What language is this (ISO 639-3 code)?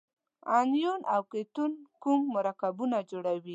pus